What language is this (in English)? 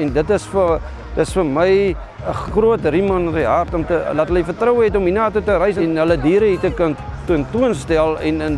Dutch